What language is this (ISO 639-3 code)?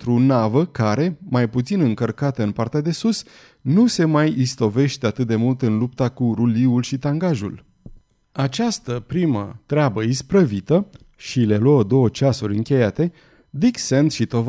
ron